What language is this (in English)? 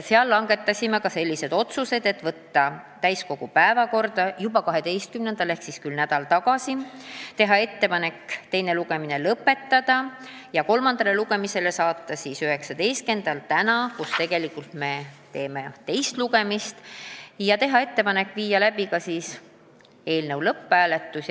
Estonian